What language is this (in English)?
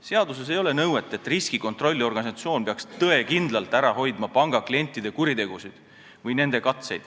Estonian